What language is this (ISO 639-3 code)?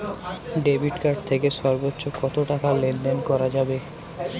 ben